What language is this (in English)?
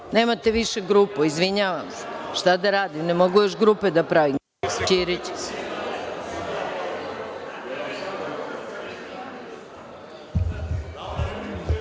Serbian